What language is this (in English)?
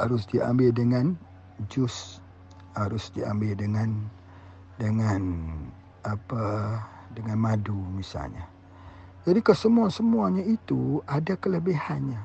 Malay